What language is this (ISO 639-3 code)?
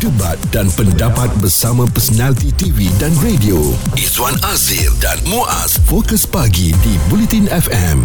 msa